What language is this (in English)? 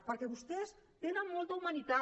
Catalan